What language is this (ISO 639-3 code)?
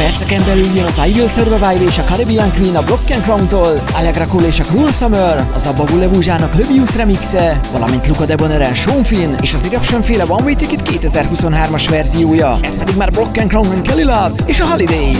hun